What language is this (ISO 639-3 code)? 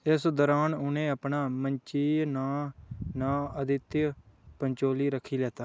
doi